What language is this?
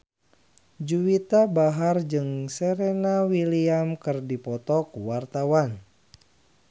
Sundanese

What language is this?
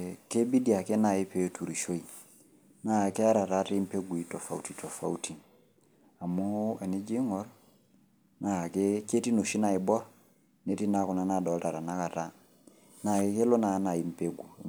Masai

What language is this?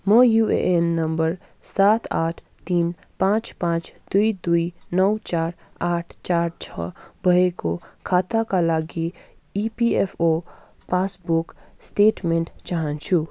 Nepali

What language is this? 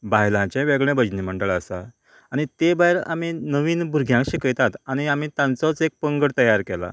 Konkani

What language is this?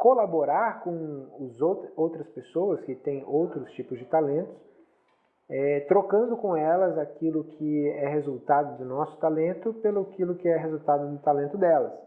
Portuguese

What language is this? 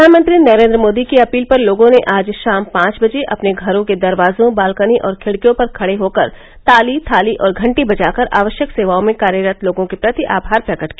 Hindi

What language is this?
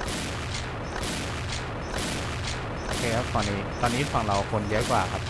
Thai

